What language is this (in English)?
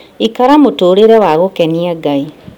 Kikuyu